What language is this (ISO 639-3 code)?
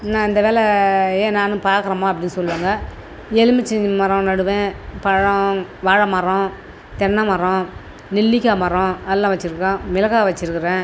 tam